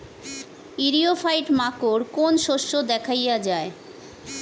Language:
Bangla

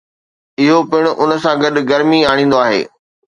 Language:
Sindhi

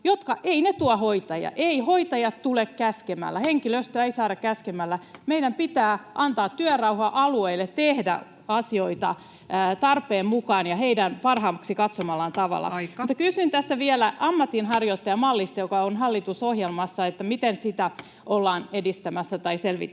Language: Finnish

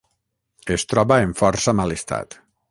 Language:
Catalan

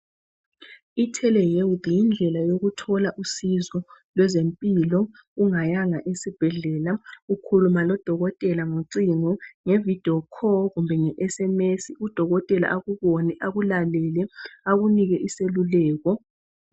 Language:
North Ndebele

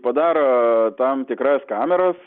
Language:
Lithuanian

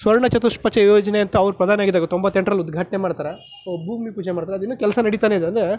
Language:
Kannada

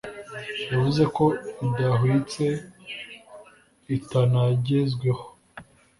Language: Kinyarwanda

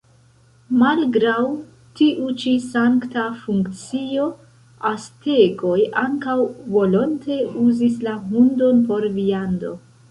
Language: Esperanto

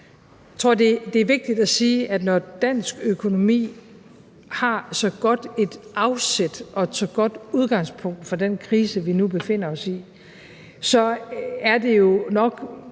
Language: Danish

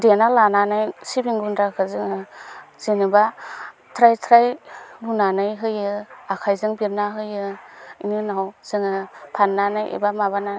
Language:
Bodo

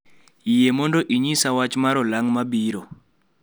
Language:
Luo (Kenya and Tanzania)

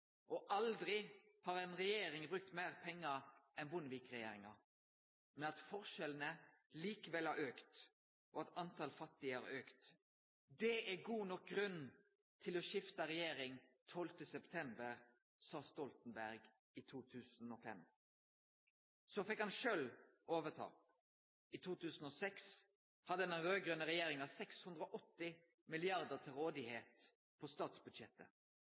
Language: Norwegian Nynorsk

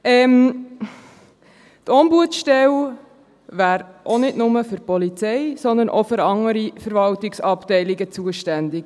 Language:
Swiss German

